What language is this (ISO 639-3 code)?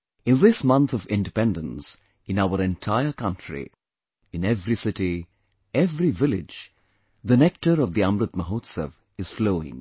eng